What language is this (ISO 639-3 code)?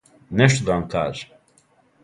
srp